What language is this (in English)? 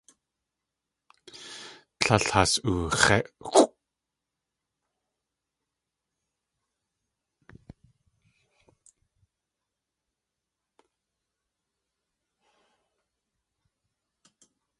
Tlingit